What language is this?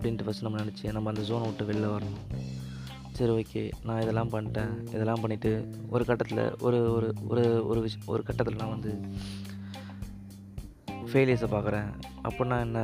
Tamil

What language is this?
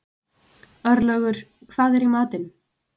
Icelandic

